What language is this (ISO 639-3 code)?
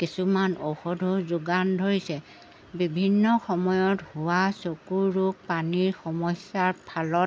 asm